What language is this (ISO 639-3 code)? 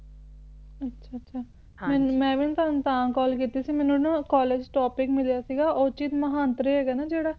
pan